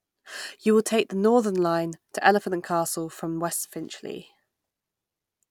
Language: English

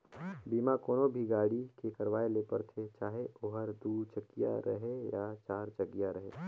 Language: Chhattisgarhi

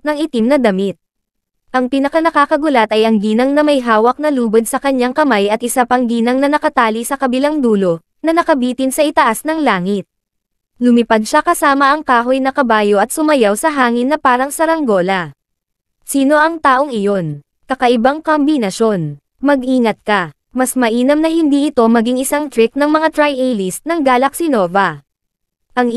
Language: Filipino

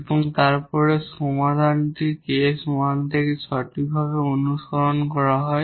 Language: Bangla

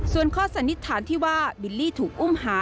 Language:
Thai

